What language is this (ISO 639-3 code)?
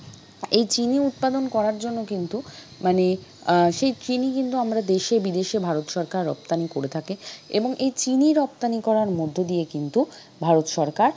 ben